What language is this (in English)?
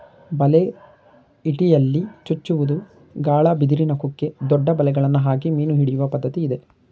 Kannada